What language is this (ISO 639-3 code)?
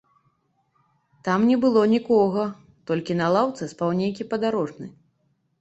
bel